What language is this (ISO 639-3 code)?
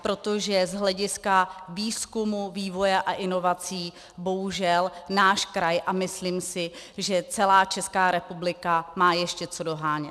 ces